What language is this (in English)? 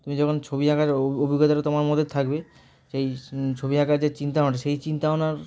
Bangla